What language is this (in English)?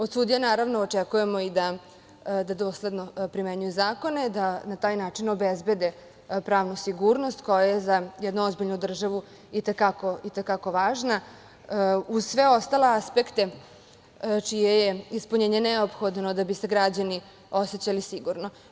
Serbian